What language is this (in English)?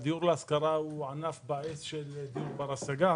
Hebrew